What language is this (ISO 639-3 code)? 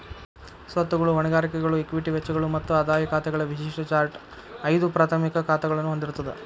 kan